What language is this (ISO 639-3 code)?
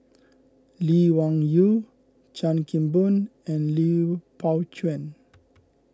eng